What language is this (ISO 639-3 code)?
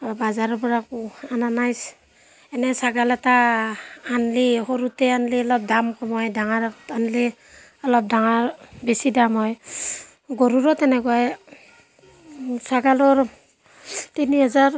asm